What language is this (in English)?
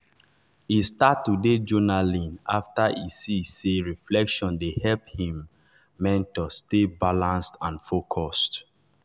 Nigerian Pidgin